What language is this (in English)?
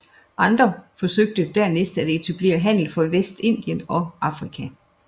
Danish